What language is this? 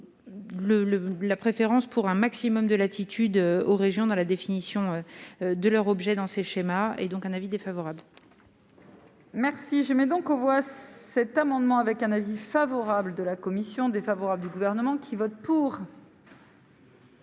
French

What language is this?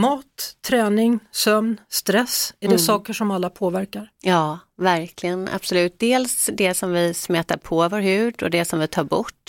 Swedish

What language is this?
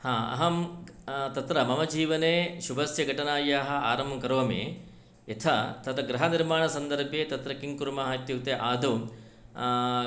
Sanskrit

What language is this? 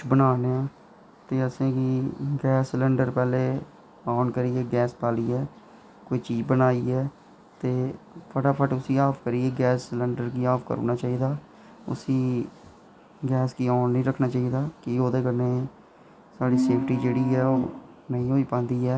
Dogri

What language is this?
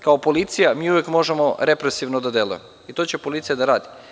Serbian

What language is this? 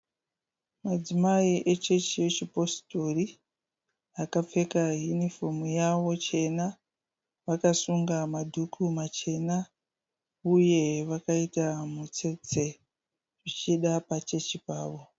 Shona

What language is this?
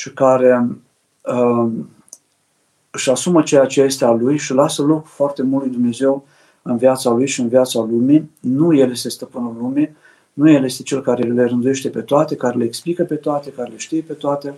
Romanian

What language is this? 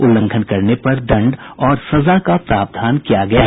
Hindi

